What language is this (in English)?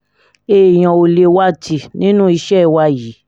Yoruba